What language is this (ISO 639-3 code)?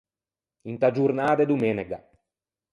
lij